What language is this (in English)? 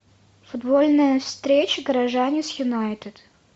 Russian